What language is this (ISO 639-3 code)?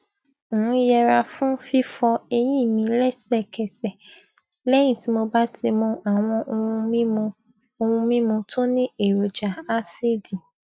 yor